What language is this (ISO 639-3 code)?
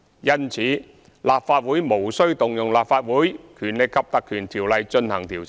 yue